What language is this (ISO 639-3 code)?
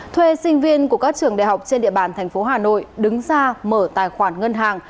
vie